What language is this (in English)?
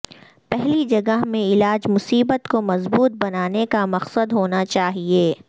Urdu